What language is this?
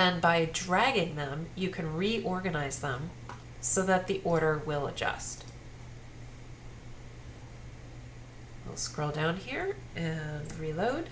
English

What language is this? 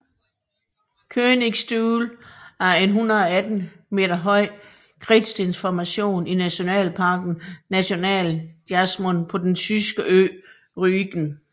Danish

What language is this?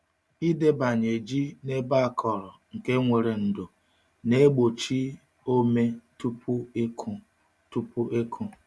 Igbo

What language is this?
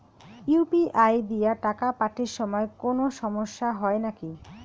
Bangla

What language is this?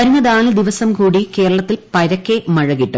Malayalam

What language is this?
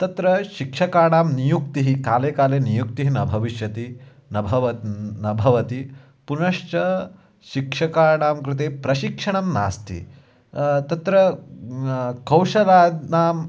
Sanskrit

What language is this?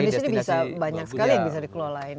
Indonesian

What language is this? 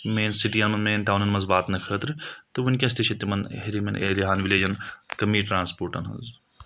Kashmiri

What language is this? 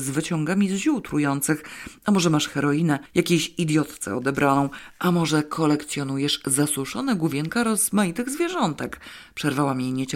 Polish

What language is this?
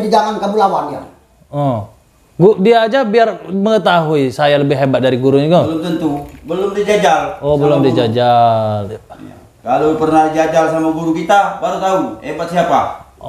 Indonesian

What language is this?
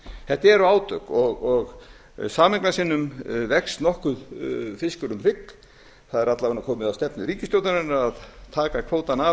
Icelandic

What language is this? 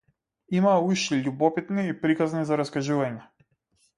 Macedonian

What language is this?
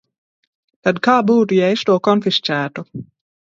Latvian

